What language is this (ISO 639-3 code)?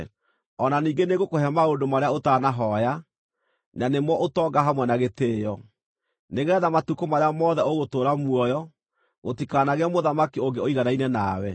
kik